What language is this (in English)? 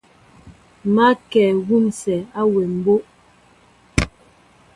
Mbo (Cameroon)